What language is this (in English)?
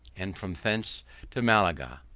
English